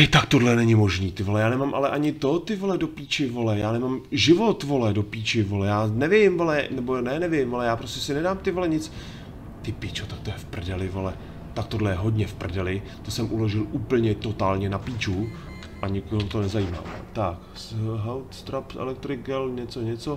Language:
Czech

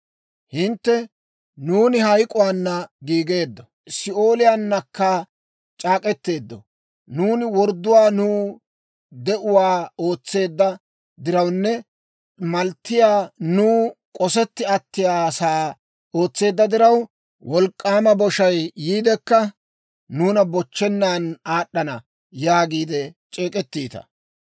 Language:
Dawro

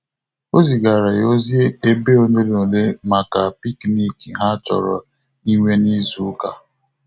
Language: Igbo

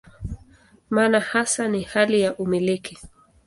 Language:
Swahili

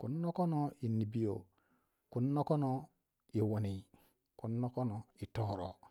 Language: Waja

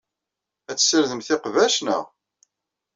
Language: Kabyle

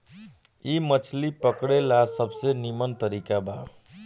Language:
Bhojpuri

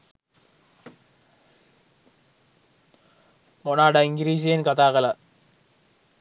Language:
Sinhala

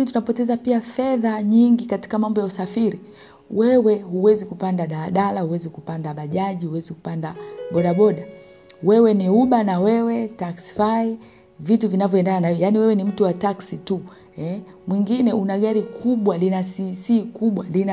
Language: Swahili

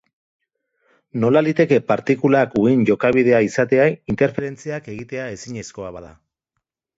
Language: Basque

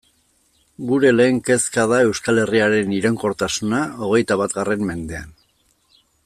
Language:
Basque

